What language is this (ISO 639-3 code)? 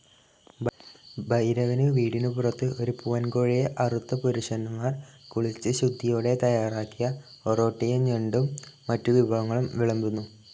mal